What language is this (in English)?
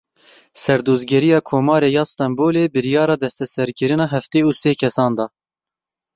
Kurdish